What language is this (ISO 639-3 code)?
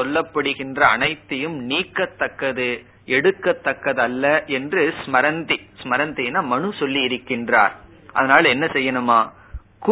tam